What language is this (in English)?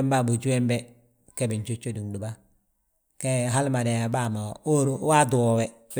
Balanta-Ganja